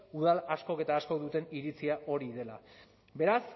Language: Basque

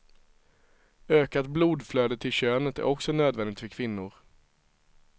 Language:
Swedish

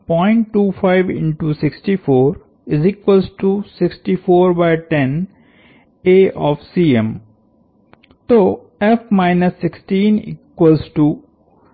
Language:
Hindi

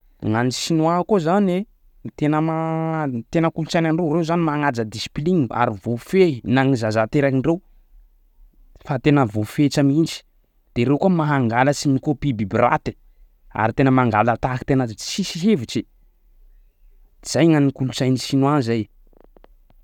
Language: Sakalava Malagasy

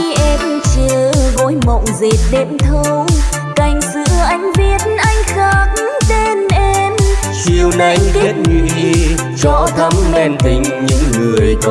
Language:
Vietnamese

